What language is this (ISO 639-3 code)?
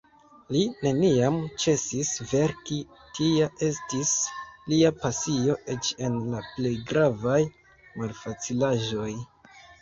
epo